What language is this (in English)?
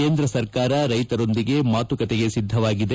Kannada